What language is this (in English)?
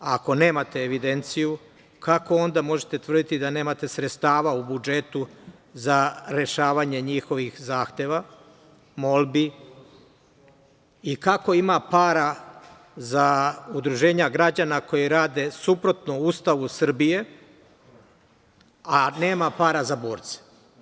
Serbian